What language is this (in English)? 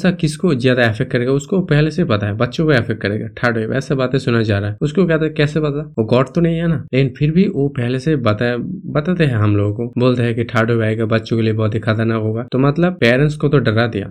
Hindi